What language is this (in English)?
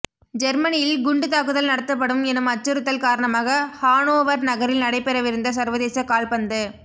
Tamil